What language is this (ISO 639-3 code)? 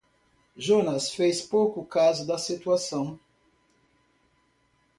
por